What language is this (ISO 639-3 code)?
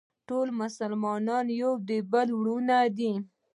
pus